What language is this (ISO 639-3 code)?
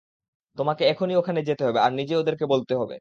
ben